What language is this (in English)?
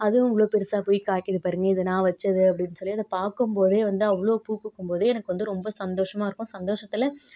Tamil